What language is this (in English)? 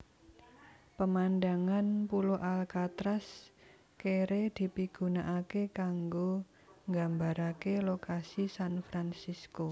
Javanese